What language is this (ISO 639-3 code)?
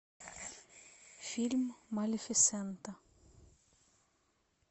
rus